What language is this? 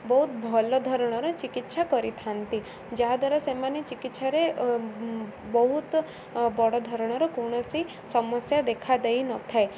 Odia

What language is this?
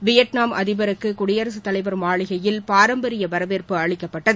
Tamil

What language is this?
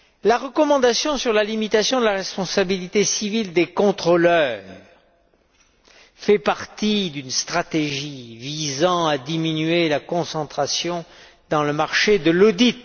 French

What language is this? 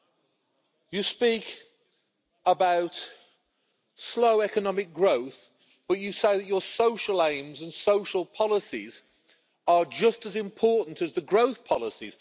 English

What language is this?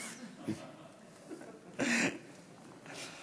Hebrew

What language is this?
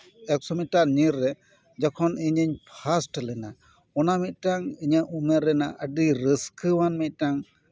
Santali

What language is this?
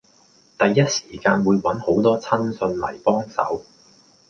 Cantonese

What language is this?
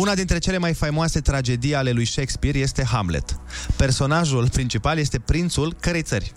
Romanian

